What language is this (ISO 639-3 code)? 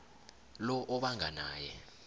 nbl